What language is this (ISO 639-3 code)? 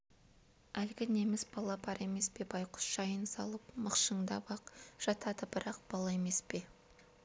kaz